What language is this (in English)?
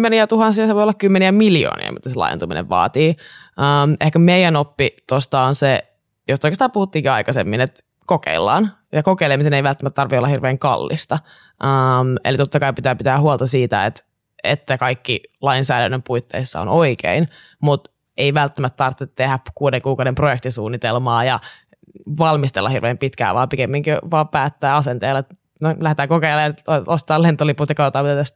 Finnish